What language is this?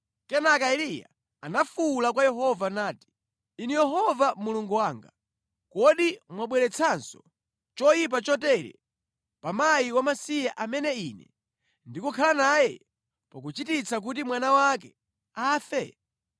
Nyanja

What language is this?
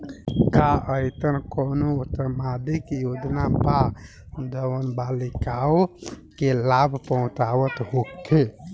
Bhojpuri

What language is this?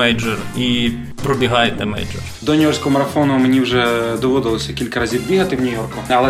Ukrainian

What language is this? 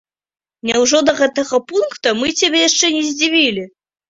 Belarusian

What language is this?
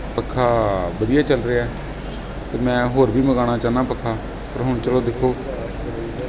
Punjabi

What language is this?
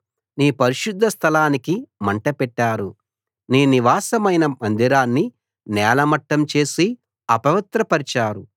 Telugu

